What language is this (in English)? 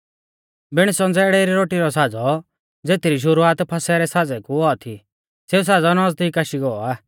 Mahasu Pahari